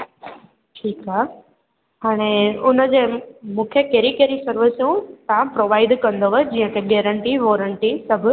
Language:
Sindhi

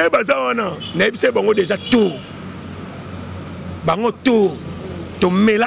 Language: French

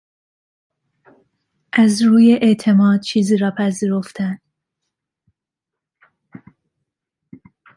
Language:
Persian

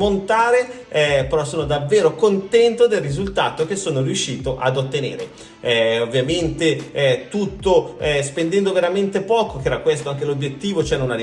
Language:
Italian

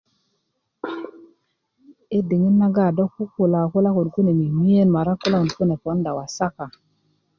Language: Kuku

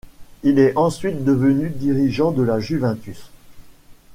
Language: French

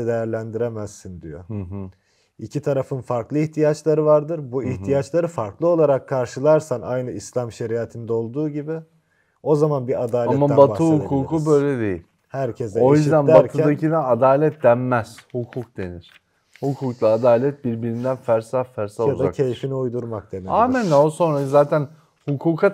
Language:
Turkish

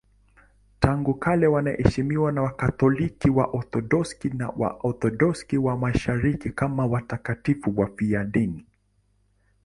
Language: Swahili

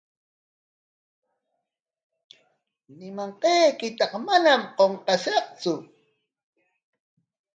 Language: Corongo Ancash Quechua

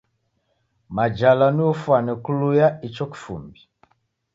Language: Taita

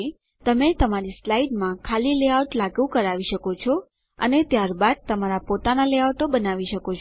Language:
Gujarati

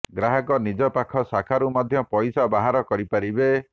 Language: Odia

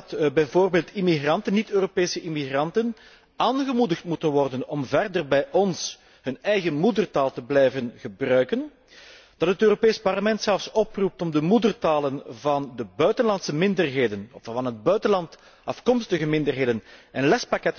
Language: Dutch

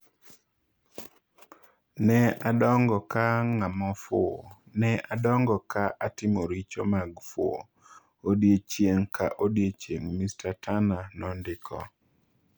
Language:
Luo (Kenya and Tanzania)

